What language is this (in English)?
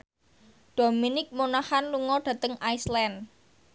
Javanese